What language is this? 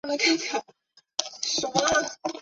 Chinese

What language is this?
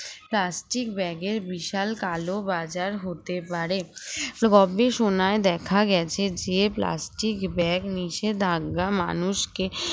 Bangla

